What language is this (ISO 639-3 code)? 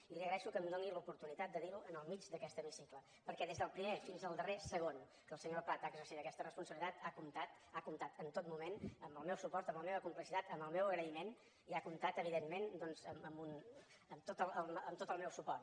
cat